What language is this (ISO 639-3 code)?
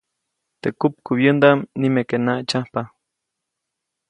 zoc